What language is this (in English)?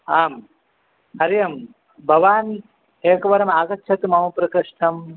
Sanskrit